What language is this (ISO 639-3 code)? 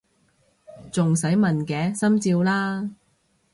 yue